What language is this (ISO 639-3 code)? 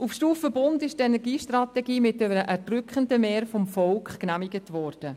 gsw